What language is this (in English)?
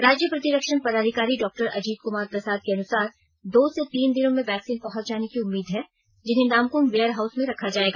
Hindi